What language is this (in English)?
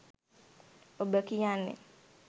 Sinhala